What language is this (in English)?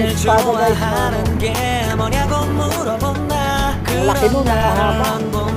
Indonesian